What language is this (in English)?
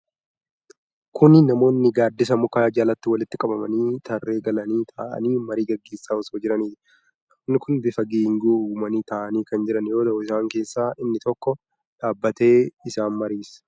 Oromo